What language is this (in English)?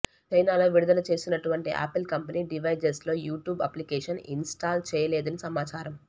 Telugu